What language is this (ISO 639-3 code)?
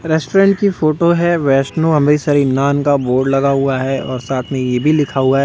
hin